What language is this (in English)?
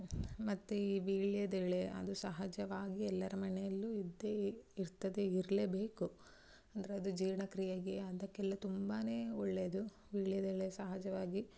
Kannada